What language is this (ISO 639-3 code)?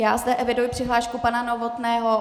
ces